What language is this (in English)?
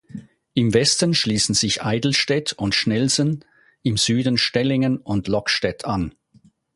German